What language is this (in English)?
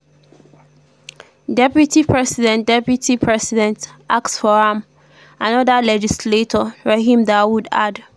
Nigerian Pidgin